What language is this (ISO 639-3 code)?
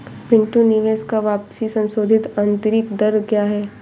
hin